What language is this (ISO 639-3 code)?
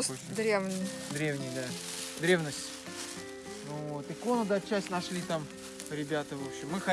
rus